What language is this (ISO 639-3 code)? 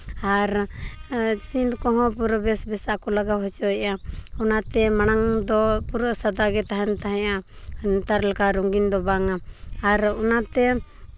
sat